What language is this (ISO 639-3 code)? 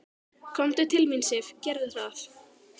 isl